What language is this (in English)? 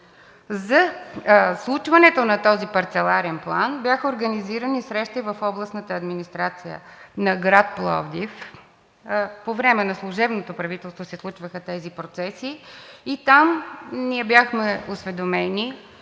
Bulgarian